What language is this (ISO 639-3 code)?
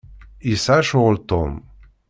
kab